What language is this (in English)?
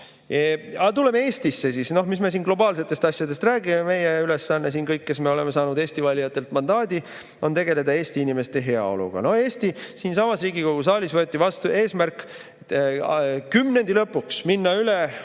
Estonian